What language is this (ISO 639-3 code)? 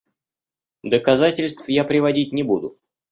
rus